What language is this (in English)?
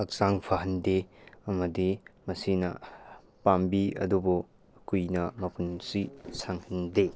Manipuri